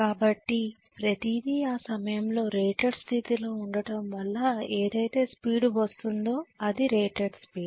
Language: Telugu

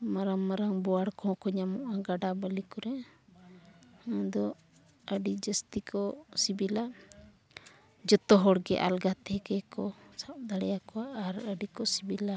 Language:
Santali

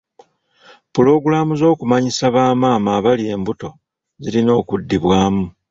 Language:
Ganda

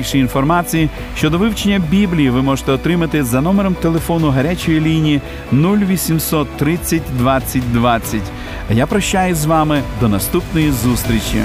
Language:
Ukrainian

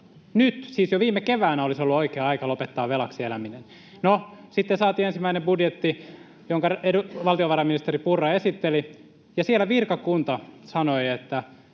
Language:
Finnish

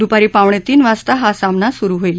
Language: Marathi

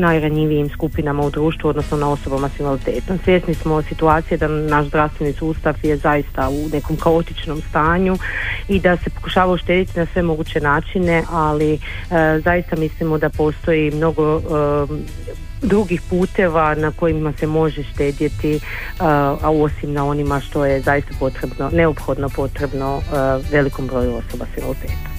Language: Croatian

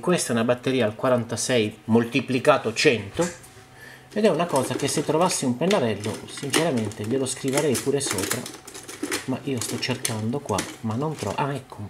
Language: Italian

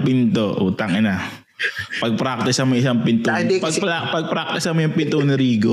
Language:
Filipino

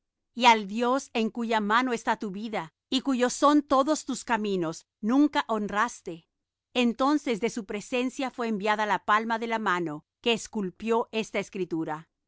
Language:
Spanish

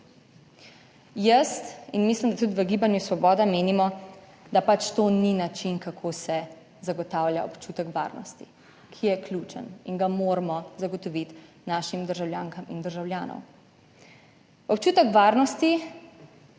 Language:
Slovenian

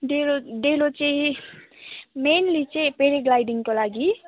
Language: Nepali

